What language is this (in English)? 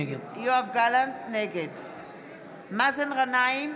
Hebrew